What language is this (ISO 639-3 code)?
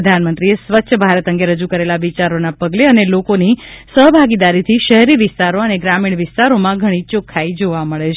guj